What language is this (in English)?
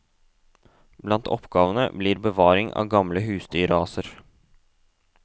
Norwegian